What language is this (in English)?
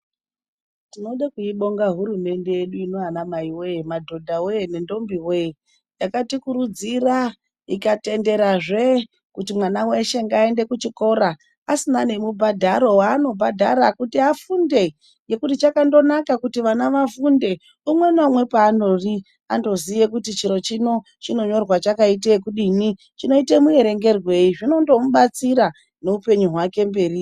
Ndau